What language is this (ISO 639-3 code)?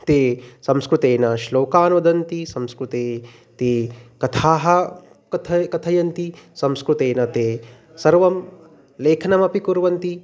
san